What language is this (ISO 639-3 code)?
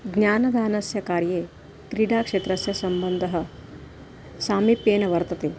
san